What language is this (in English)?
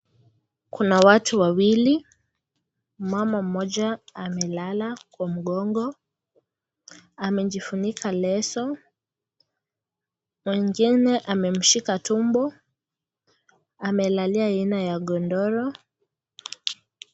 Swahili